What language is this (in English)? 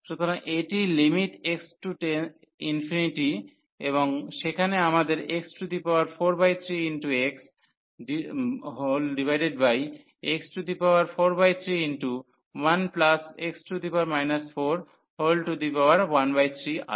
Bangla